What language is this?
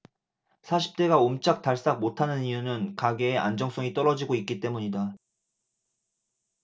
Korean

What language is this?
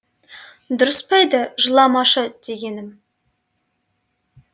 Kazakh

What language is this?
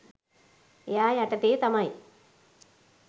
Sinhala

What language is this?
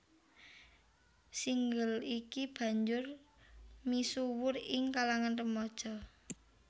Javanese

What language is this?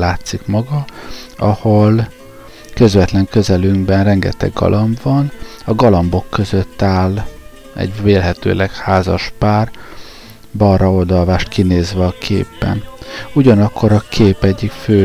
Hungarian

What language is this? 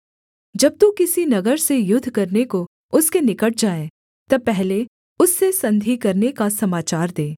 Hindi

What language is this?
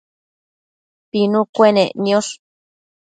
Matsés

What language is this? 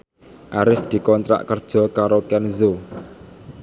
Javanese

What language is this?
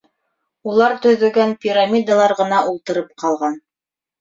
Bashkir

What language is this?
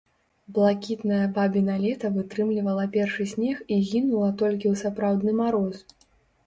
Belarusian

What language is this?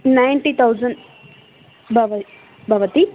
Sanskrit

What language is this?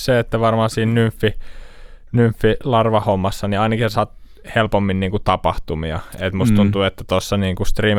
Finnish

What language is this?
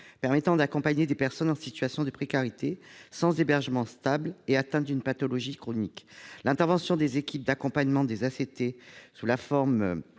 French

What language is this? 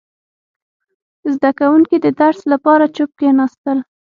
Pashto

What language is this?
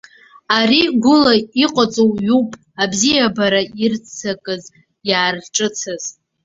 Abkhazian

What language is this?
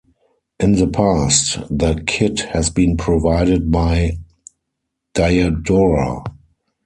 English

